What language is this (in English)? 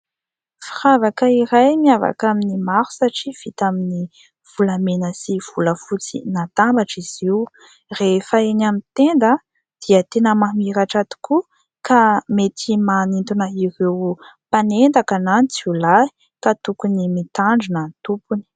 Malagasy